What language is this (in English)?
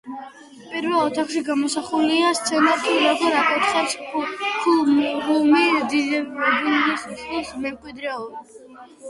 Georgian